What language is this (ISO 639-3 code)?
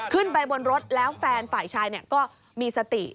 tha